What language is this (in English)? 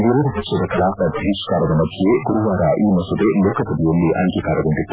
Kannada